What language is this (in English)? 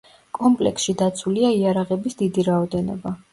Georgian